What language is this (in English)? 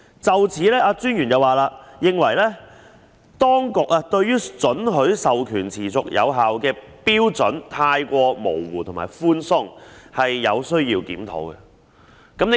Cantonese